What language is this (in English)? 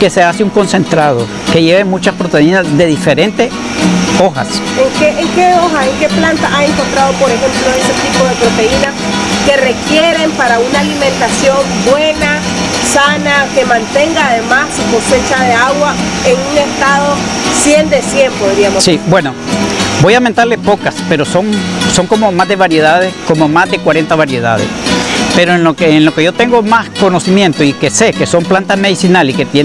Spanish